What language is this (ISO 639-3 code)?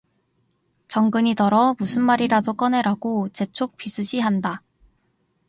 kor